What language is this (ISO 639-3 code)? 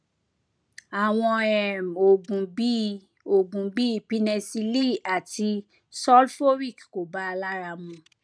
yor